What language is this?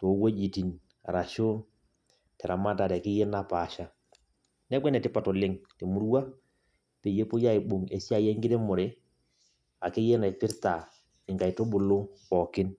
Masai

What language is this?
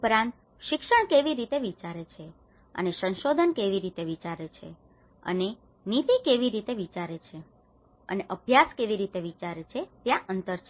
Gujarati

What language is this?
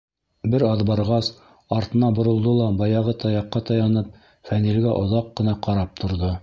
Bashkir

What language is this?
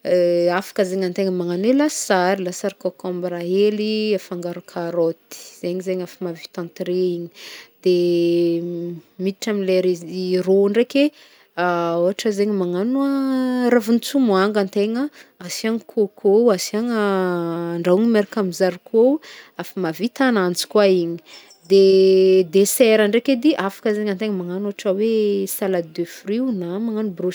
Northern Betsimisaraka Malagasy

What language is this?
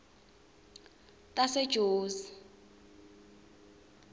Swati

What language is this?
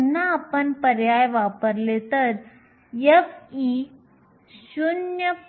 Marathi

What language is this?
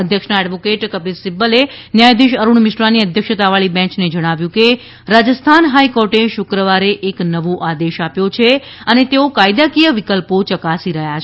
Gujarati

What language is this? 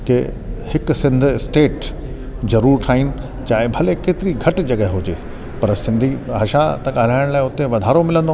Sindhi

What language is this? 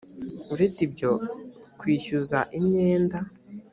Kinyarwanda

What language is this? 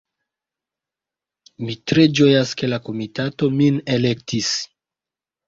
Esperanto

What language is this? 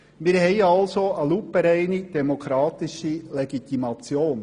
Swiss German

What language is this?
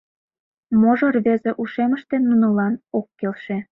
Mari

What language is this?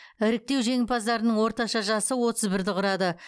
Kazakh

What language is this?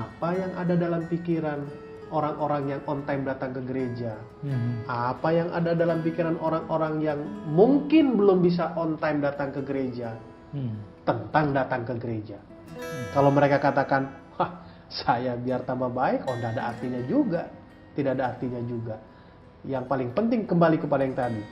Indonesian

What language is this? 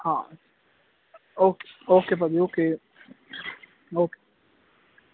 Punjabi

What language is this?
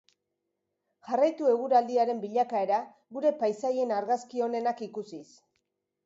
Basque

